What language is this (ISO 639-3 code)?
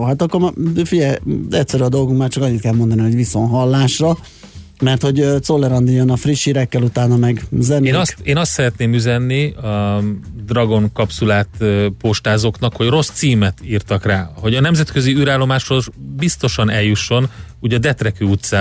hun